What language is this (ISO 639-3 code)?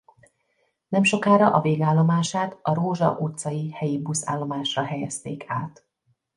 hun